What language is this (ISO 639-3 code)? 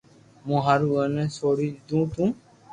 lrk